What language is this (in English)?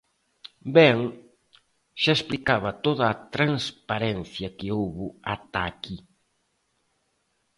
Galician